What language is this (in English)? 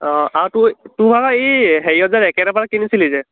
Assamese